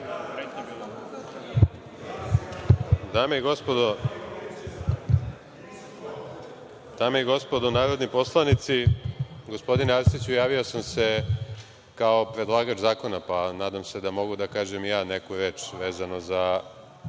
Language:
Serbian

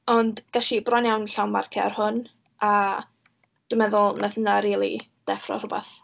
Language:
Welsh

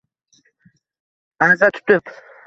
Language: Uzbek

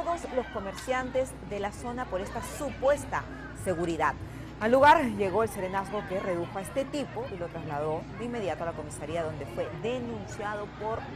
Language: Spanish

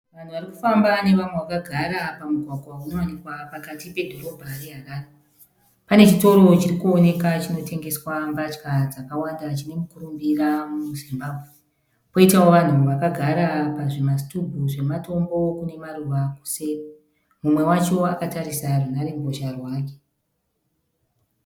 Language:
Shona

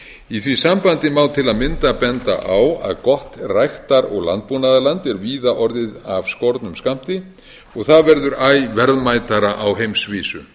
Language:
Icelandic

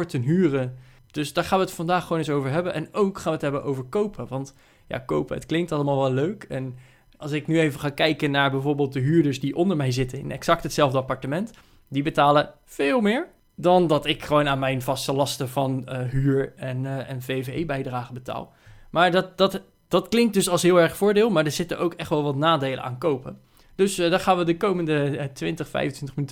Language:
Dutch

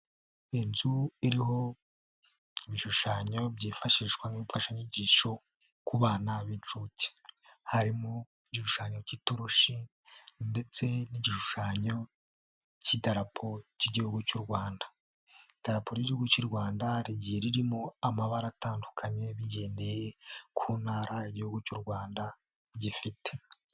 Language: Kinyarwanda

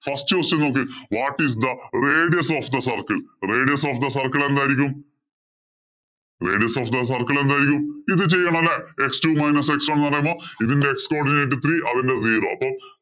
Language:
Malayalam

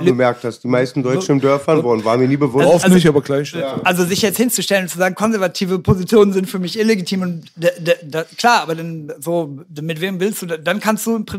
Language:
German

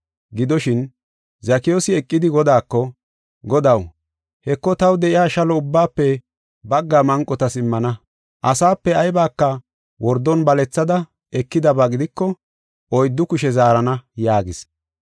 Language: Gofa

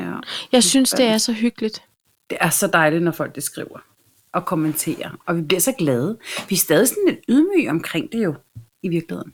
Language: Danish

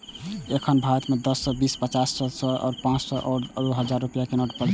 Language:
Maithili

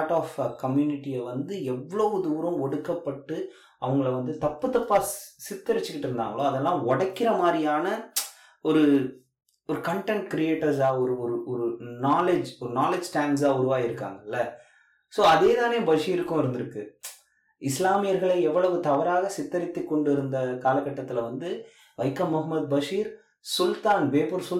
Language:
Tamil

